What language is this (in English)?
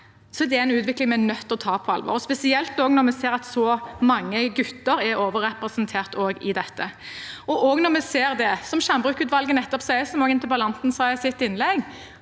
Norwegian